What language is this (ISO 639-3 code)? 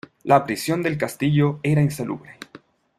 spa